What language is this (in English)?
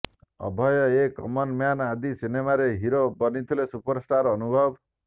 Odia